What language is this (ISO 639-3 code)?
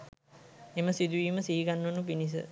sin